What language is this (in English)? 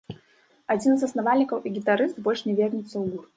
Belarusian